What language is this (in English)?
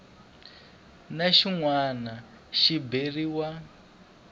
Tsonga